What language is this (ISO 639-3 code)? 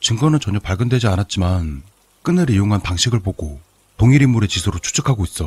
kor